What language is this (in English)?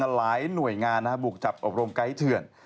Thai